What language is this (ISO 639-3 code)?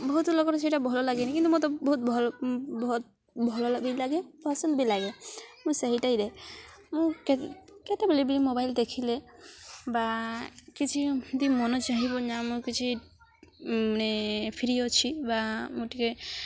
ori